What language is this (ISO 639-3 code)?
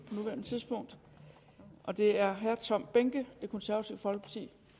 dan